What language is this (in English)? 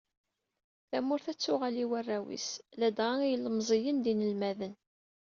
Kabyle